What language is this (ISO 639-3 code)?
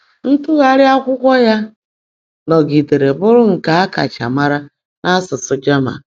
ibo